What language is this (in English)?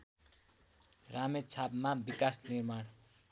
Nepali